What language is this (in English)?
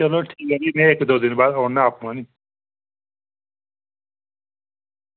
Dogri